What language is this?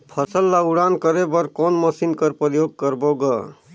Chhattisgarhi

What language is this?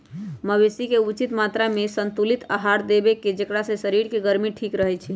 Magahi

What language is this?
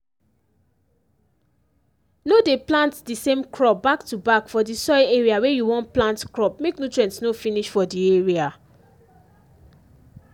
Nigerian Pidgin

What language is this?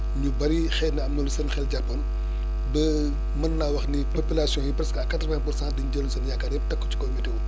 Wolof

